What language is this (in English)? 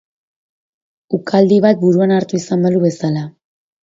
Basque